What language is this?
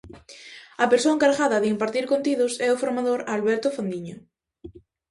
Galician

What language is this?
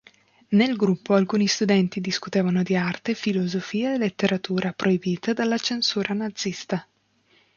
Italian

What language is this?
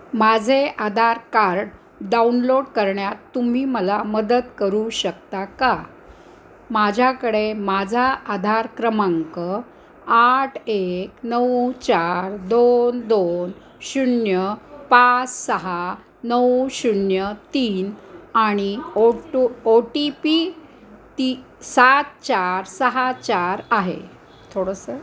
Marathi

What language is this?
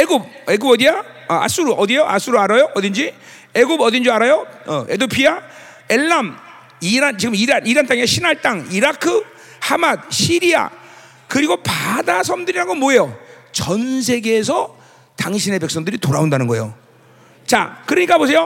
Korean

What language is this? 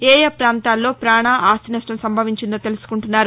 Telugu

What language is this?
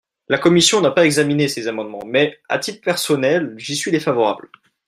French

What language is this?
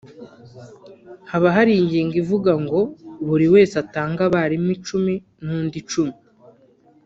Kinyarwanda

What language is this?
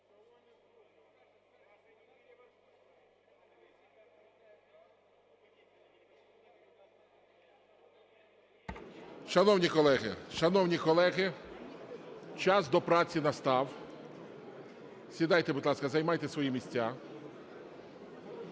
Ukrainian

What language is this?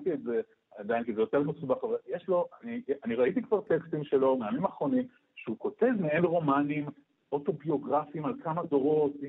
Hebrew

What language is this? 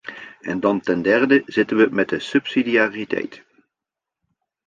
Dutch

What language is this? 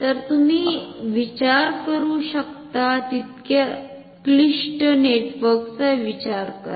Marathi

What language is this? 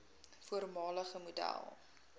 Afrikaans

